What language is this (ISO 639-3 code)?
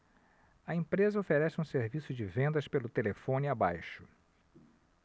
por